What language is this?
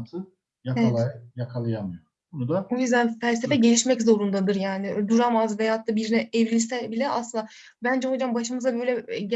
Turkish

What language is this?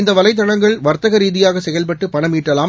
Tamil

